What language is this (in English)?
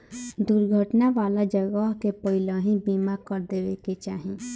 Bhojpuri